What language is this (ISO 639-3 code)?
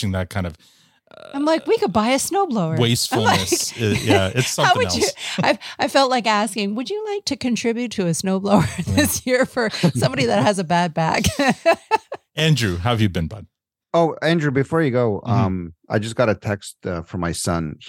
eng